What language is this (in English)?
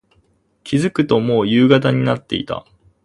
Japanese